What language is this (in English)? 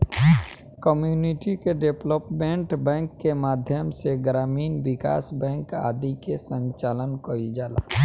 Bhojpuri